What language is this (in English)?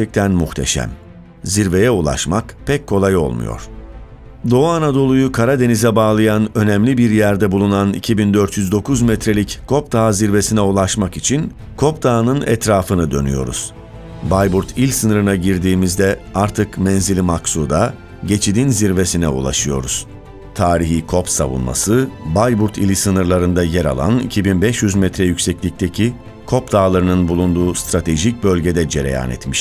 Turkish